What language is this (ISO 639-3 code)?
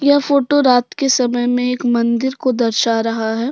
hin